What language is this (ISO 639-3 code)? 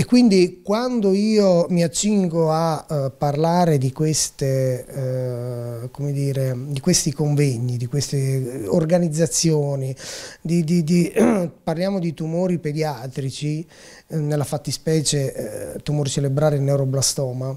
ita